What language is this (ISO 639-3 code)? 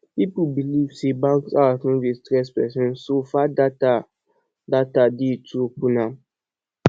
pcm